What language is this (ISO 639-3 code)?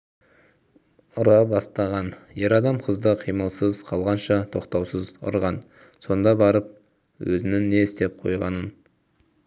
kaz